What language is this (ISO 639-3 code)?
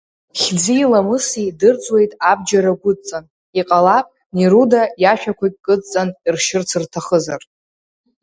abk